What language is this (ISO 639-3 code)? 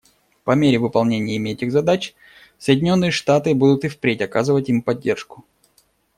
rus